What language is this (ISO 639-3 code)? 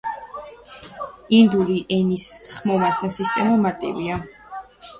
kat